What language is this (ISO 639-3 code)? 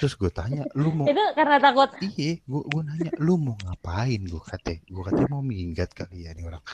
ind